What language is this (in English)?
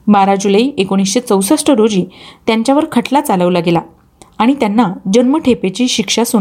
Marathi